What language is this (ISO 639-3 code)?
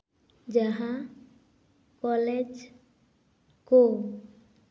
sat